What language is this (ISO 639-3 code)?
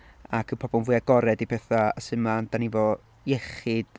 cym